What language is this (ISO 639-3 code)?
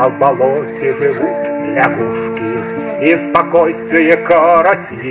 rus